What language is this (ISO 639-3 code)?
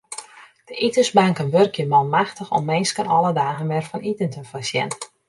fry